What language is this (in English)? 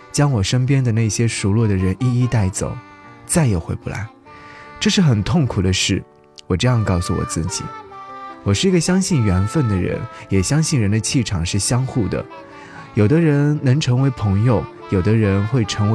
Chinese